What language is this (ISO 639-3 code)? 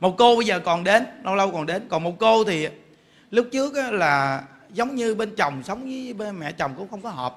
vie